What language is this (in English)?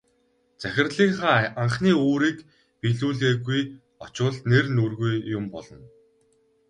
Mongolian